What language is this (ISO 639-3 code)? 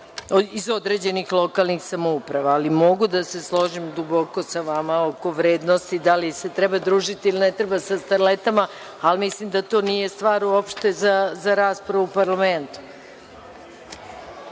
srp